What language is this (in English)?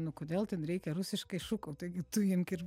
Lithuanian